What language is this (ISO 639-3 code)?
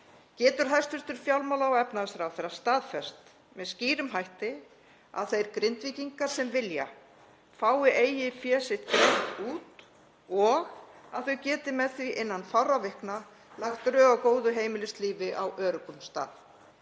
isl